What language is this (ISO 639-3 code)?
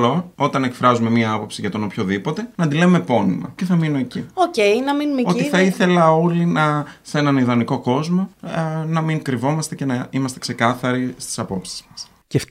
ell